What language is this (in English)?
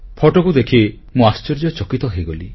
Odia